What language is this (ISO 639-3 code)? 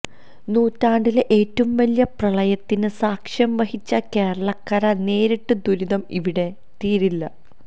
mal